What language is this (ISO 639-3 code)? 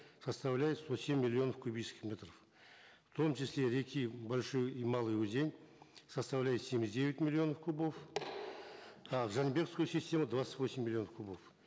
kaz